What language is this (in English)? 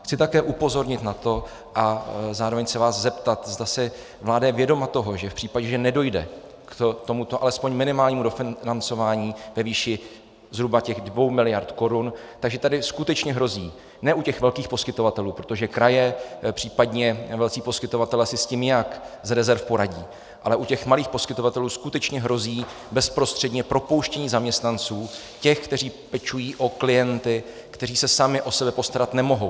Czech